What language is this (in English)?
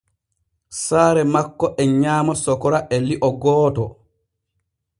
Borgu Fulfulde